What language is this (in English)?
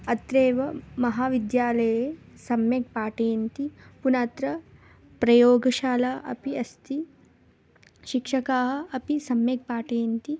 Sanskrit